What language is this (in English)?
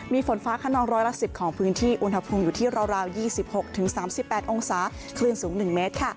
Thai